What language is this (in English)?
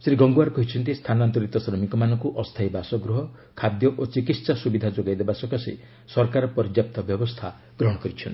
Odia